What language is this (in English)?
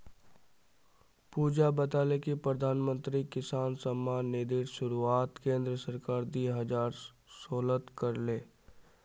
Magahi